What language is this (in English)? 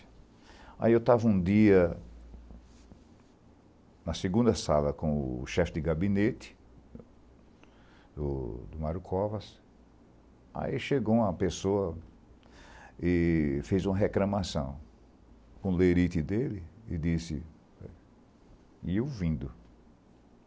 Portuguese